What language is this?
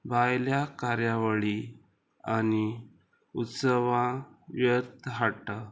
Konkani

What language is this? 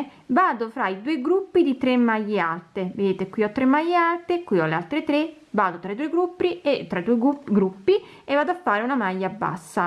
Italian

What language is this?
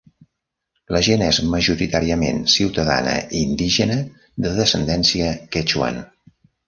Catalan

